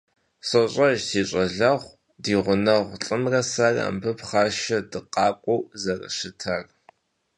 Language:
Kabardian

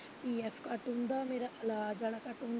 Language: Punjabi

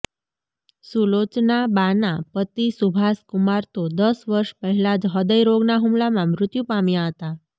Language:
Gujarati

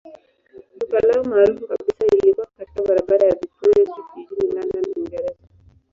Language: Swahili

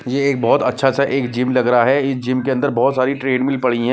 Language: Hindi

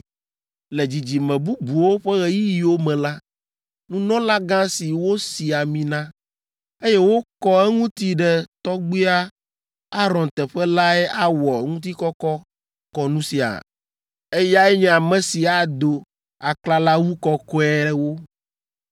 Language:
Ewe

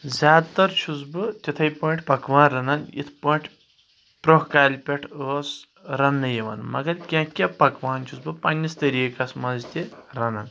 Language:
Kashmiri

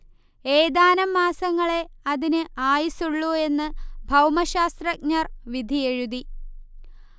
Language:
Malayalam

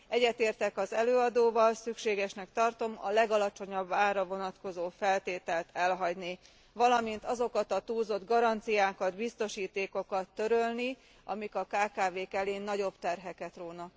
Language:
Hungarian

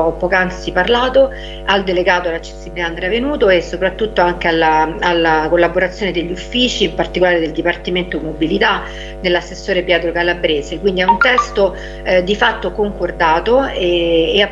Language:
Italian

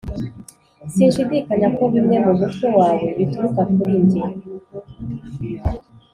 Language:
Kinyarwanda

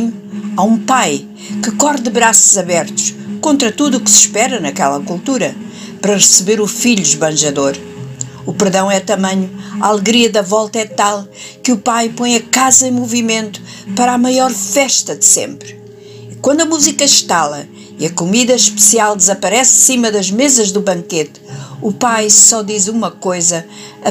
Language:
Portuguese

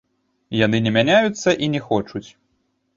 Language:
Belarusian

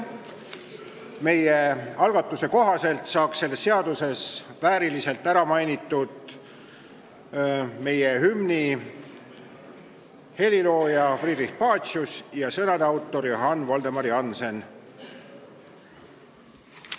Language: Estonian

